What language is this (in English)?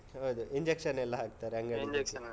Kannada